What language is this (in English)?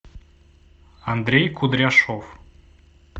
Russian